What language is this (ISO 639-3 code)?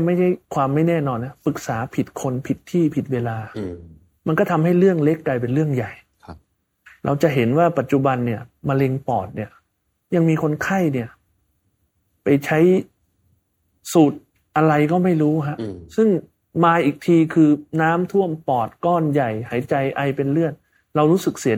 tha